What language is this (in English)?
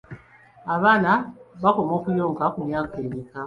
Ganda